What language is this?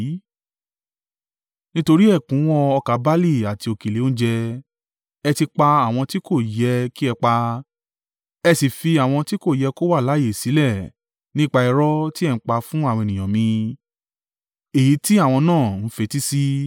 Yoruba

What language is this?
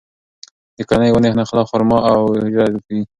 Pashto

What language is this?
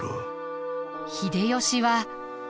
Japanese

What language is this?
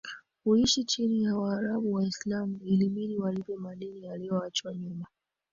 Swahili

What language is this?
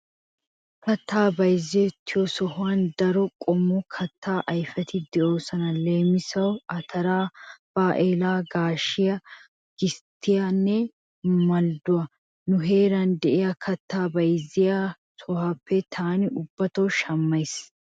Wolaytta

